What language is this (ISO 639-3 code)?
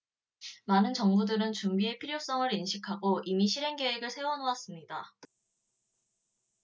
kor